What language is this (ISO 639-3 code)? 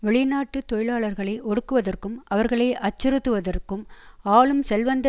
tam